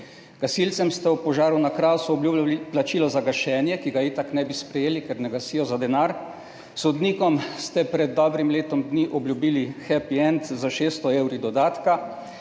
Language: Slovenian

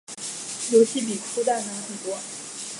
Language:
Chinese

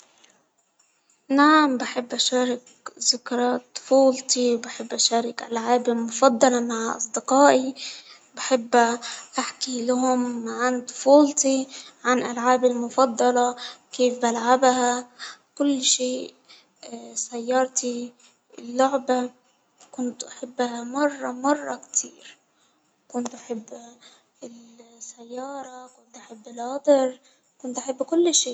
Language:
Hijazi Arabic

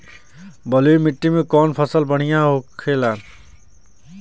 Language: Bhojpuri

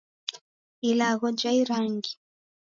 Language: Taita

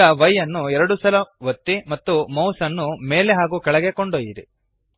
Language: Kannada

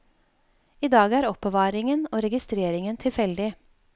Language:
Norwegian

